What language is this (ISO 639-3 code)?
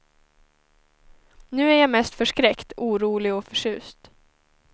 swe